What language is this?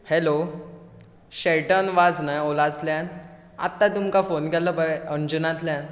Konkani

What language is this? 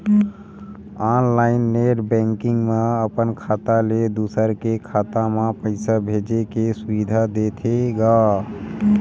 Chhattisgarhi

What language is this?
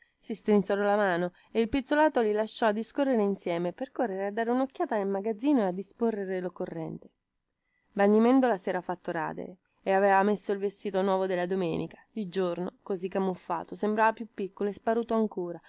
Italian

